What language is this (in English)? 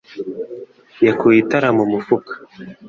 Kinyarwanda